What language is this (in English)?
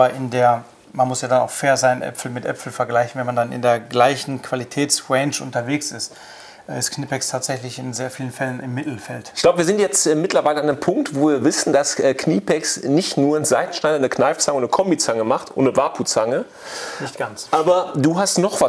German